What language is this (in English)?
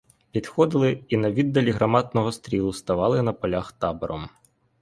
Ukrainian